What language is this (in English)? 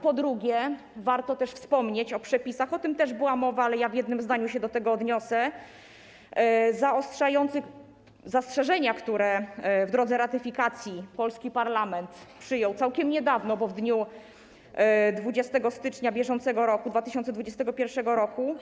Polish